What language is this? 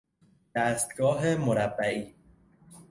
Persian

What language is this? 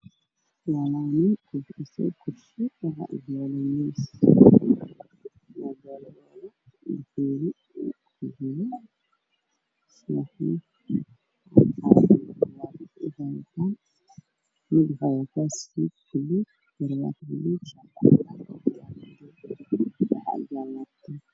Somali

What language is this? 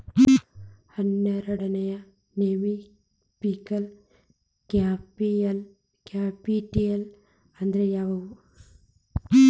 Kannada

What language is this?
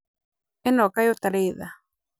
Kikuyu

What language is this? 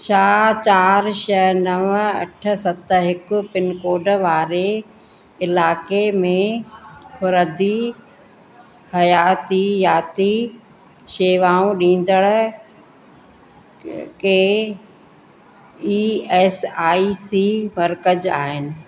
Sindhi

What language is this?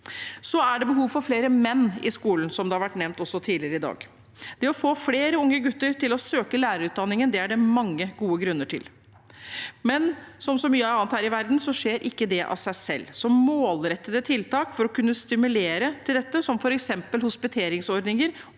Norwegian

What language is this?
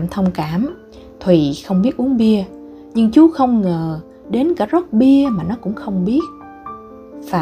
Vietnamese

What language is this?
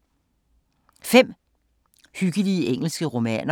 Danish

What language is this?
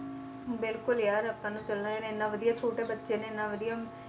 Punjabi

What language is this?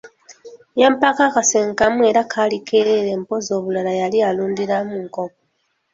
Ganda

